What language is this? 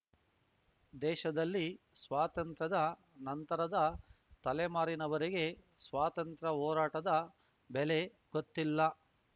Kannada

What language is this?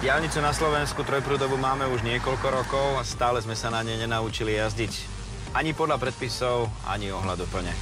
Slovak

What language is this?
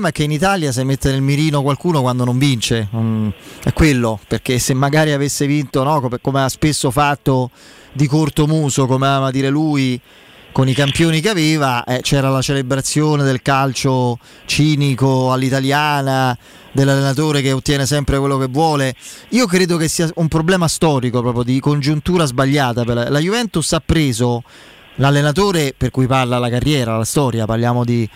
Italian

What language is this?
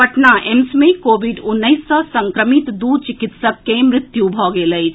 Maithili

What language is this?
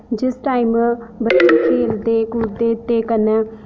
Dogri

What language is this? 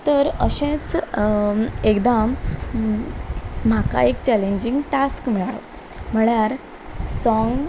Konkani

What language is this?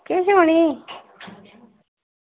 Dogri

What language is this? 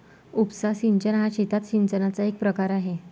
Marathi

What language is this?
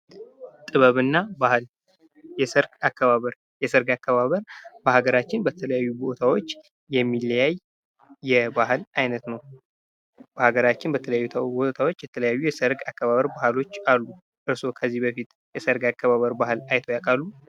Amharic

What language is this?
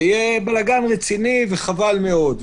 Hebrew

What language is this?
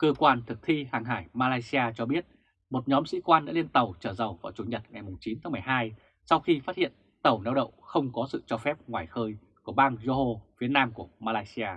Vietnamese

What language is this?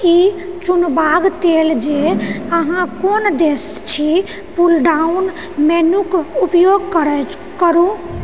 Maithili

